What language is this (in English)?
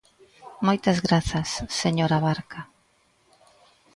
Galician